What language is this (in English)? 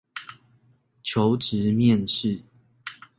Chinese